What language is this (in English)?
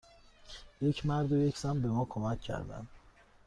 Persian